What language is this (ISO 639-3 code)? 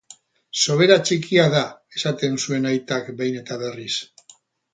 eus